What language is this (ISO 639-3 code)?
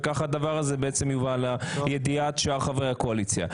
heb